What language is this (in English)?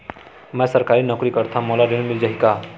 Chhattisgarhi